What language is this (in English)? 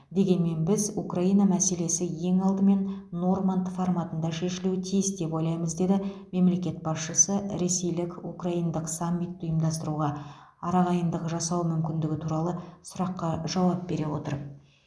Kazakh